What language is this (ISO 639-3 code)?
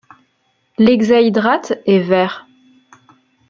fra